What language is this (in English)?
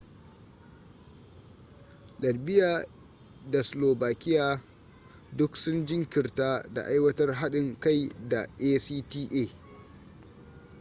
Hausa